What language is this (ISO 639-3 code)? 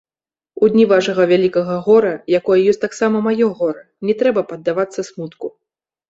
bel